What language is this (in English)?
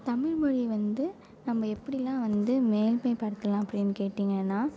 Tamil